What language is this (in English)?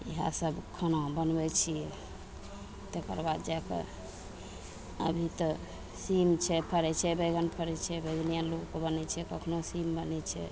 Maithili